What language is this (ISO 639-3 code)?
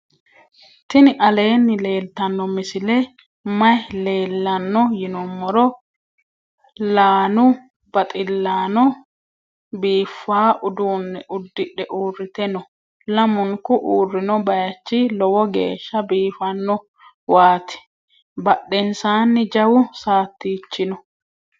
sid